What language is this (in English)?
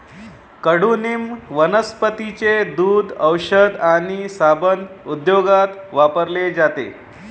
Marathi